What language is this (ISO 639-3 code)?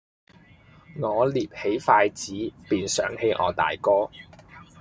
yue